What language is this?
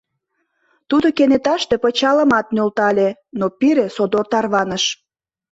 Mari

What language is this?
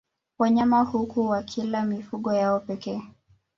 Swahili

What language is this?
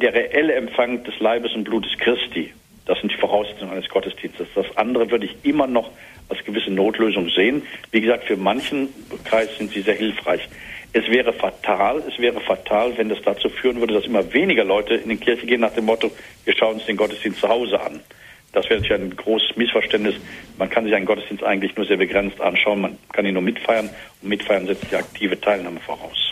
German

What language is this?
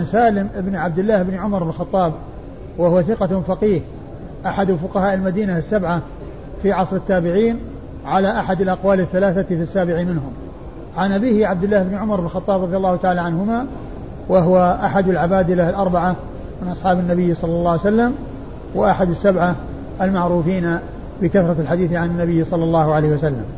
Arabic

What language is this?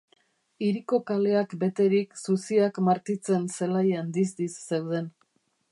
Basque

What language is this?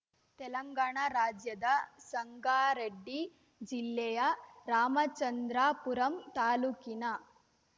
Kannada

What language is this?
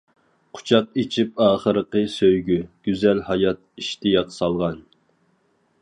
Uyghur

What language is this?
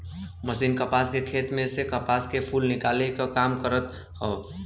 Bhojpuri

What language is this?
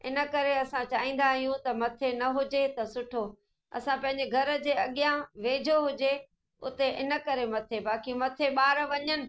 Sindhi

